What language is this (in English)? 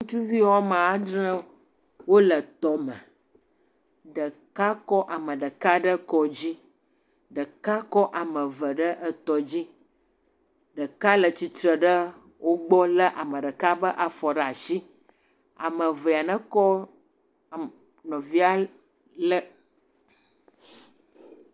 Ewe